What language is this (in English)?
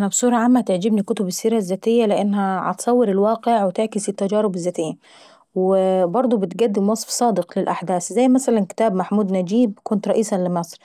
Saidi Arabic